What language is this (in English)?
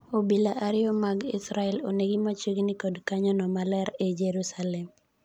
Luo (Kenya and Tanzania)